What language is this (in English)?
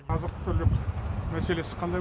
Kazakh